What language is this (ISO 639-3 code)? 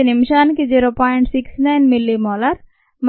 tel